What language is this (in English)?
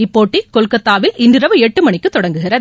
Tamil